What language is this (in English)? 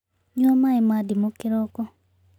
Kikuyu